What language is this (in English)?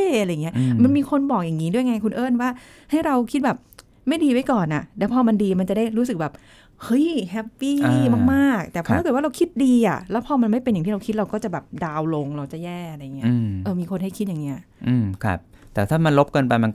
Thai